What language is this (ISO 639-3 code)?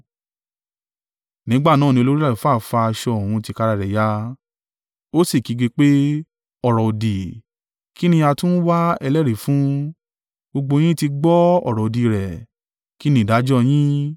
yor